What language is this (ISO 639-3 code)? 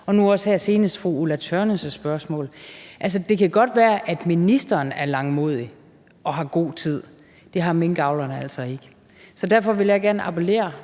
dan